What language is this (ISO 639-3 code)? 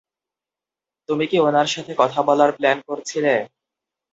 ben